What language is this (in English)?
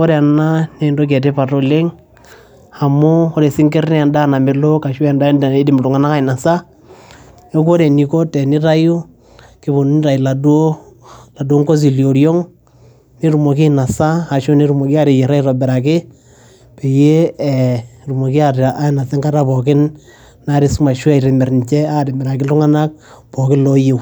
Masai